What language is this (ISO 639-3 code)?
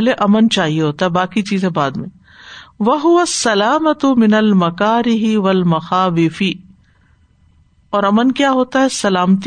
urd